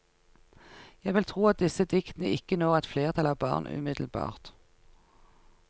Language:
Norwegian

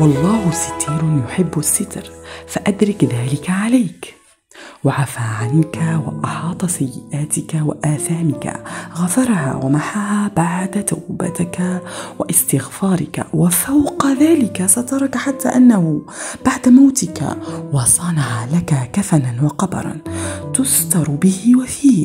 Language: Arabic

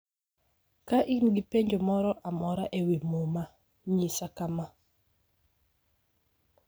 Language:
Luo (Kenya and Tanzania)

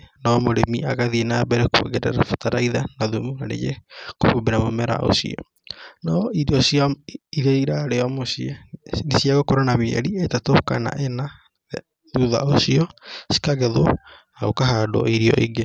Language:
Kikuyu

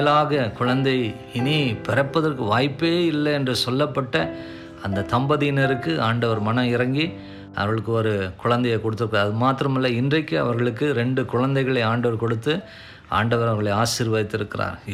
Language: Tamil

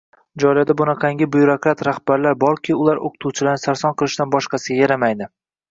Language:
Uzbek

